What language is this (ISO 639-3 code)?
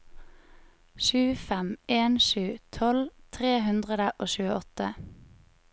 nor